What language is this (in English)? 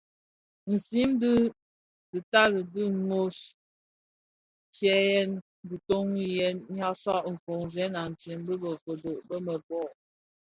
Bafia